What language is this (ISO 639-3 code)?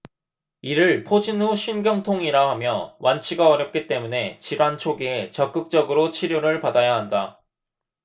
kor